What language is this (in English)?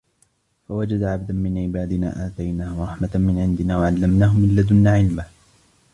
Arabic